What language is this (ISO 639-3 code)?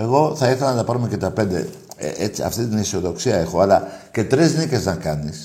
ell